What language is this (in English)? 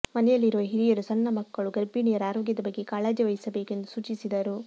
Kannada